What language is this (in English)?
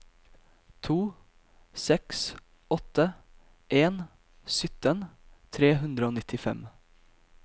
Norwegian